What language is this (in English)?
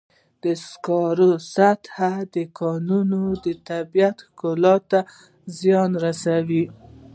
Pashto